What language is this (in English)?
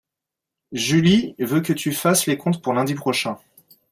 French